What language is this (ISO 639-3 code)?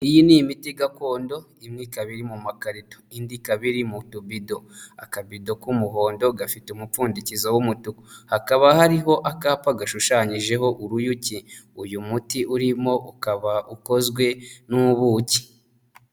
kin